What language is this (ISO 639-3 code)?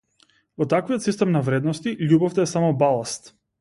mkd